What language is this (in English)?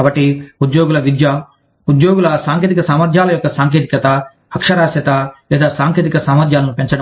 Telugu